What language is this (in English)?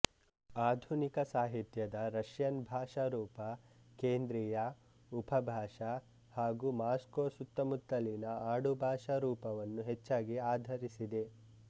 Kannada